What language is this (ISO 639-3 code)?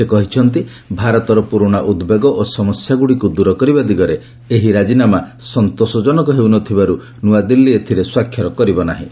ori